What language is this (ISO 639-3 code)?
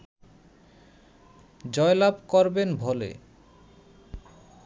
ben